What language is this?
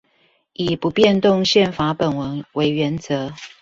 Chinese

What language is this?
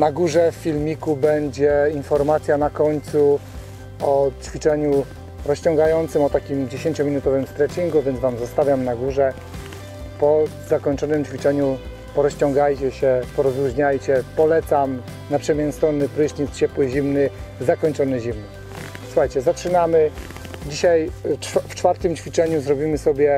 Polish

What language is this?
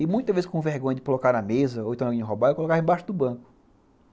Portuguese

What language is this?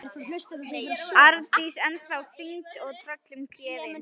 Icelandic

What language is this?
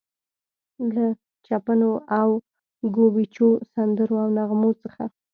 Pashto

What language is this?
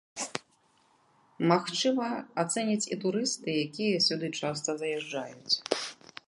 Belarusian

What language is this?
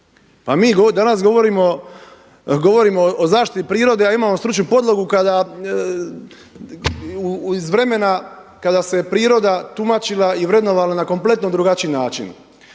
Croatian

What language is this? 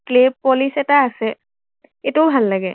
Assamese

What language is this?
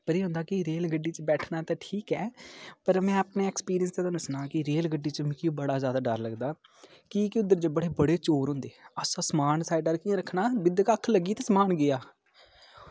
Dogri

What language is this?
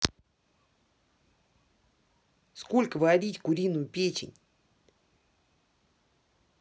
Russian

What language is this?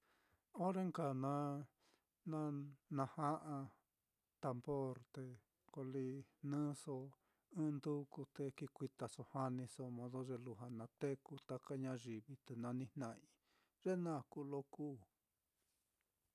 Mitlatongo Mixtec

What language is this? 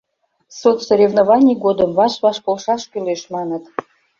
Mari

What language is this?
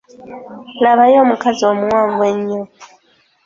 Ganda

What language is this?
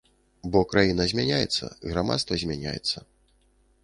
Belarusian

